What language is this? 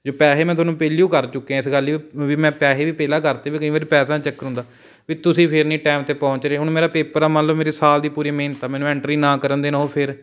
Punjabi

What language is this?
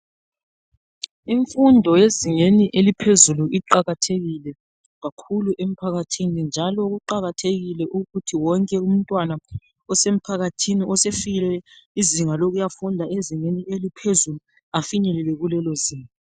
North Ndebele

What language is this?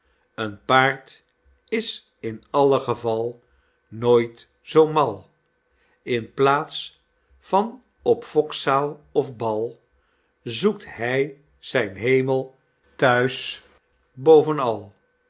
Dutch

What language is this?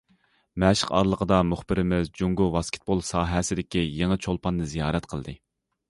Uyghur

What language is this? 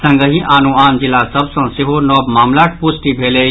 Maithili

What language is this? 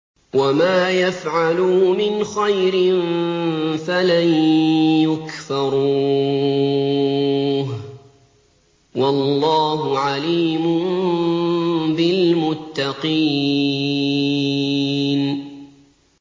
Arabic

